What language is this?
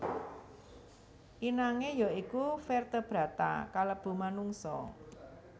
Javanese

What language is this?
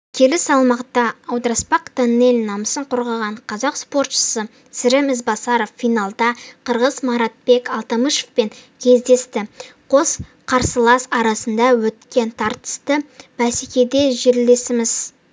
Kazakh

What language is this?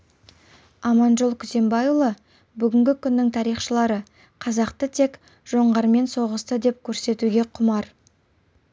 Kazakh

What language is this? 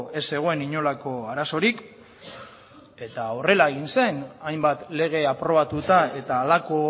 Basque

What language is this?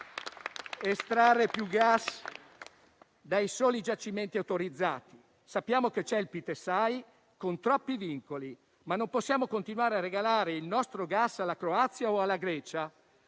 Italian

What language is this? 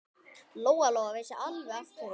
Icelandic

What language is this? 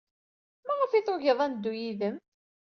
Kabyle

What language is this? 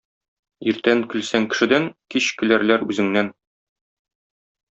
Tatar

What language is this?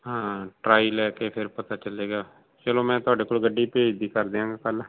Punjabi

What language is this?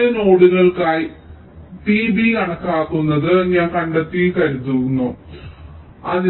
Malayalam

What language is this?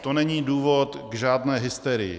Czech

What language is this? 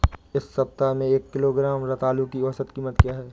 Hindi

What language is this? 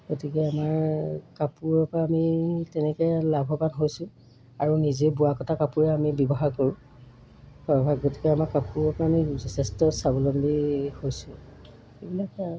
Assamese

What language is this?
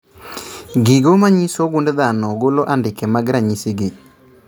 Luo (Kenya and Tanzania)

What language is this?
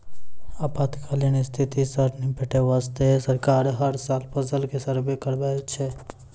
Maithili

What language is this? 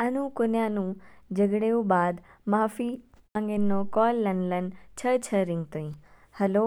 Kinnauri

